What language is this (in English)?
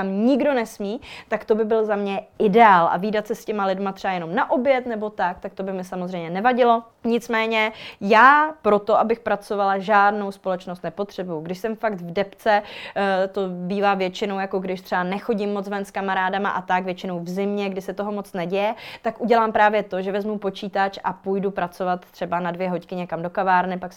Czech